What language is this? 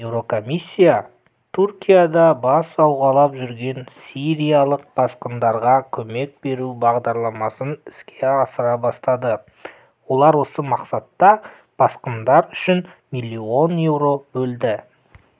Kazakh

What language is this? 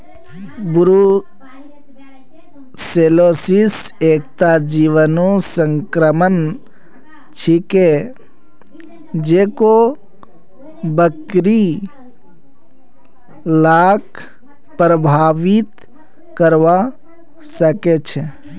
Magahi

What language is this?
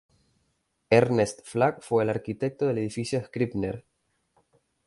Spanish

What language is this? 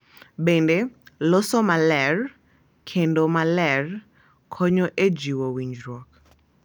Luo (Kenya and Tanzania)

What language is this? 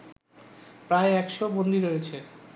Bangla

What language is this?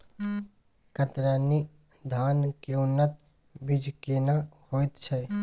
Maithili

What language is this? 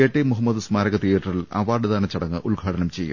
Malayalam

